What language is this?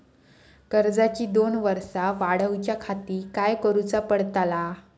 Marathi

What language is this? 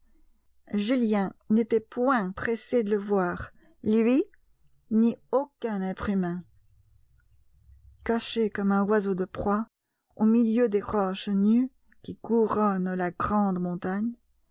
French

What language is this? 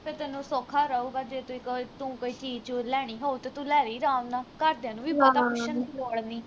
Punjabi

